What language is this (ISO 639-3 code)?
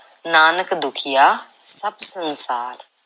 pan